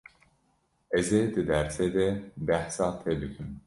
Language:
Kurdish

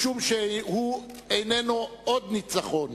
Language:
Hebrew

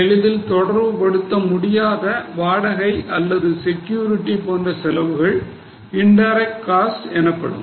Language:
Tamil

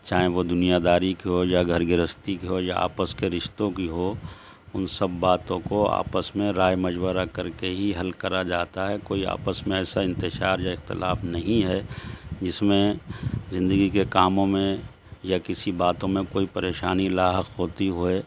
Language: Urdu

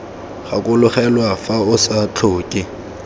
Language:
Tswana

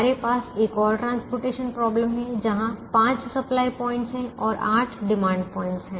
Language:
Hindi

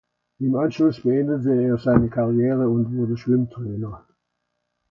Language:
German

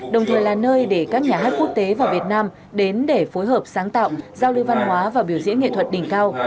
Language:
Vietnamese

